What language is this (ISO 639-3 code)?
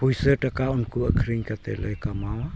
sat